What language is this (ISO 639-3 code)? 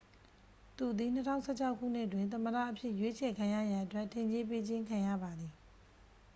mya